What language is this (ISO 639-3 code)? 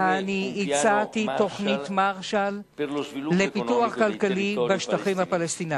heb